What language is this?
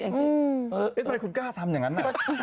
Thai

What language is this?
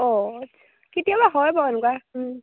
Assamese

